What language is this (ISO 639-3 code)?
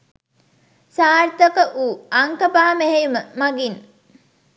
sin